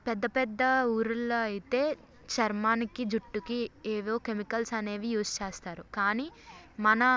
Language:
Telugu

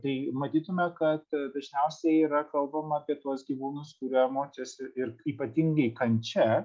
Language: Lithuanian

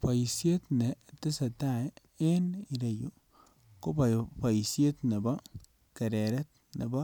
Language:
Kalenjin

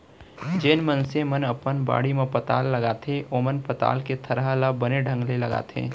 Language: Chhattisgarhi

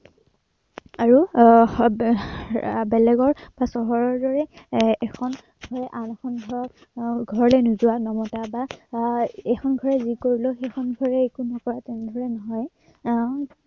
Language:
Assamese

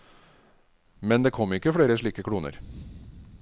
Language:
Norwegian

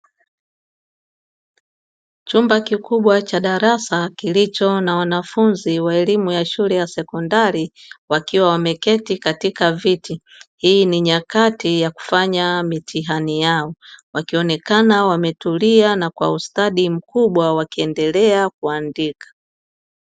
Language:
Swahili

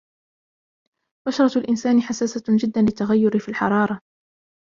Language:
Arabic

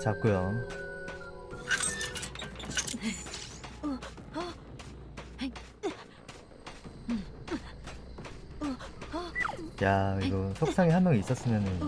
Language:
Korean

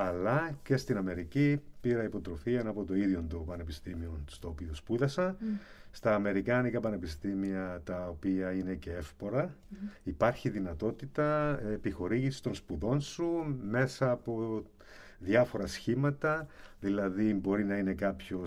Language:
Greek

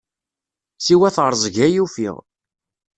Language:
Kabyle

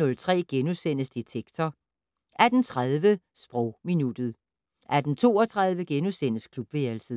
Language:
Danish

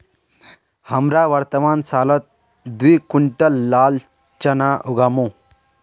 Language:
Magahi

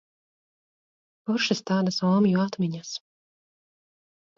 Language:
Latvian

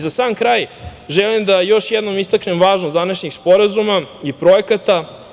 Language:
Serbian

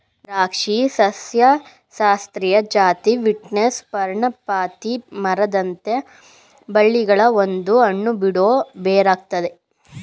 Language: Kannada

